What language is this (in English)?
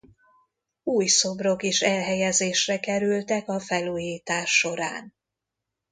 Hungarian